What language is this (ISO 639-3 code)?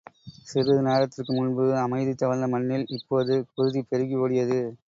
tam